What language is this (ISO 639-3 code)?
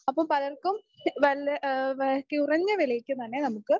mal